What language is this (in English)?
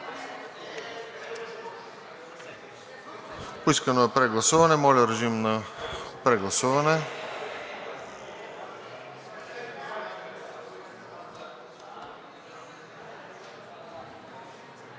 Bulgarian